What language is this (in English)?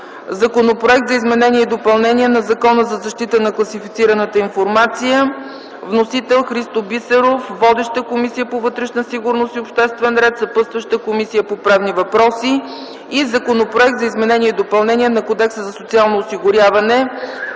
Bulgarian